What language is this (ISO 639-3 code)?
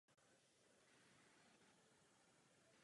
ces